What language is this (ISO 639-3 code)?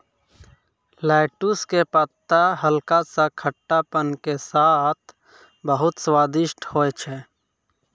mai